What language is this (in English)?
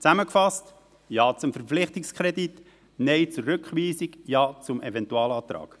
Swiss German